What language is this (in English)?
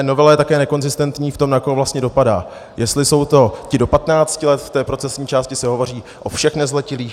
Czech